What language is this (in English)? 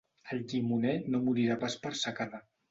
Catalan